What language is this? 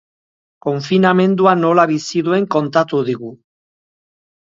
Basque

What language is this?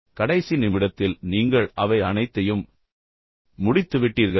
Tamil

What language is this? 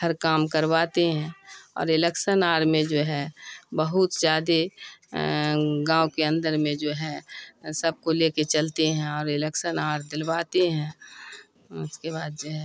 Urdu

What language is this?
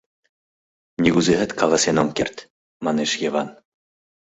Mari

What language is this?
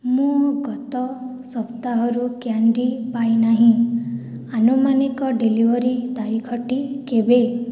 Odia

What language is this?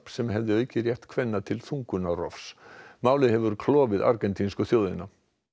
Icelandic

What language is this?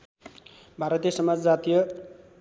Nepali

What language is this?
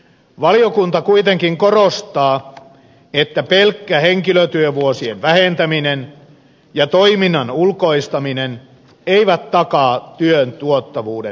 Finnish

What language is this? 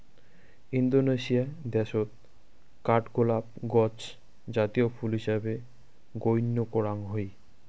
Bangla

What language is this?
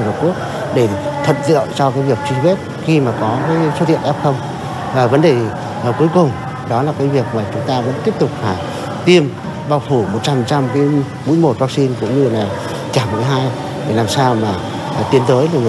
Vietnamese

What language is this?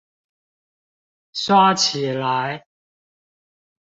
Chinese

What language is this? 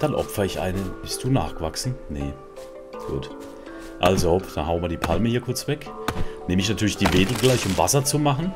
German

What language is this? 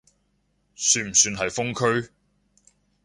Cantonese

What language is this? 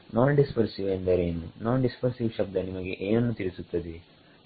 Kannada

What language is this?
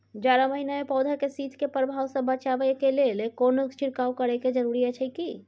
Maithili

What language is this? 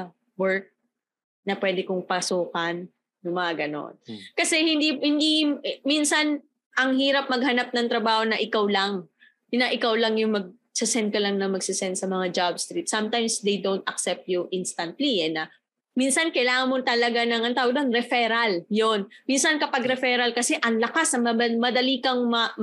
Filipino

